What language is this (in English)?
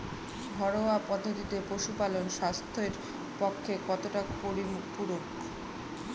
Bangla